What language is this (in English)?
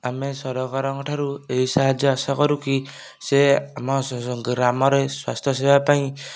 Odia